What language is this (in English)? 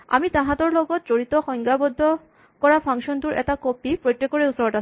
Assamese